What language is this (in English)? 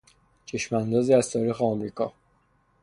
Persian